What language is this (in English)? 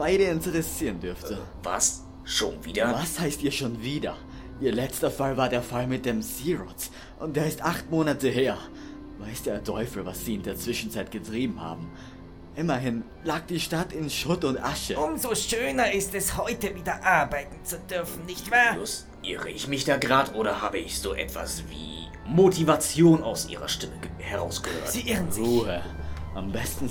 German